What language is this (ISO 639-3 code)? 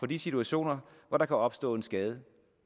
dan